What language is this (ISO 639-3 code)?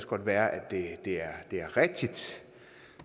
dan